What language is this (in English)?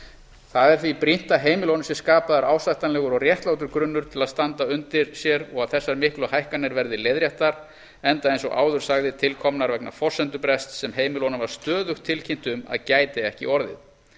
Icelandic